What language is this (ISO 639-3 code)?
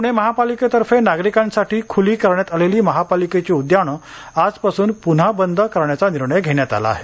mar